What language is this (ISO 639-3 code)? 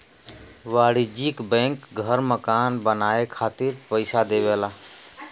bho